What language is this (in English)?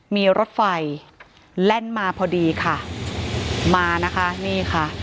Thai